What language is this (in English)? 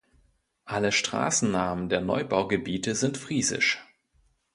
German